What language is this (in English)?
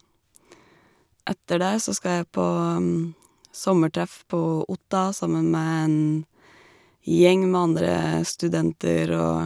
Norwegian